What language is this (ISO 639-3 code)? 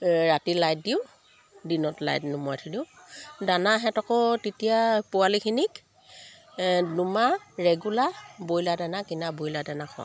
asm